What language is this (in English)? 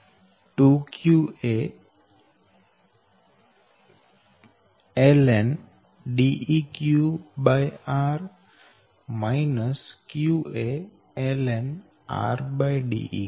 Gujarati